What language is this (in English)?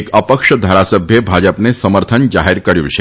Gujarati